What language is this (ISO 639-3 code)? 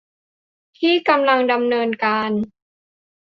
tha